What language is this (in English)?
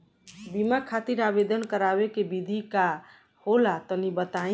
Bhojpuri